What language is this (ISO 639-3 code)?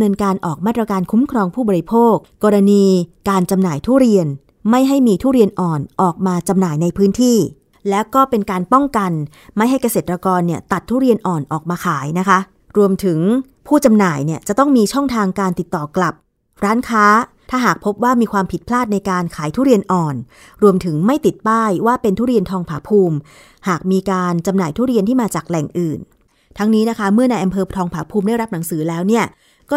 tha